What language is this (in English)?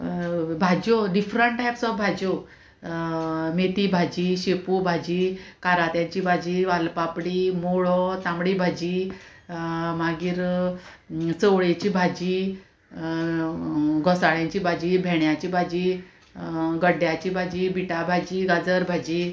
Konkani